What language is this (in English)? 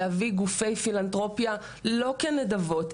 Hebrew